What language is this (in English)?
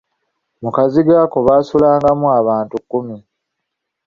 Ganda